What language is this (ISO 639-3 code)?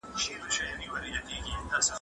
pus